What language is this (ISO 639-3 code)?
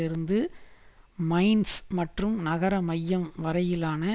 tam